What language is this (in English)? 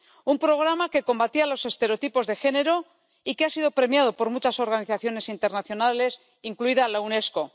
Spanish